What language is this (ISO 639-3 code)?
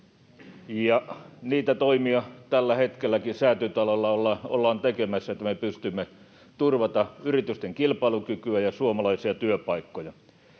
fin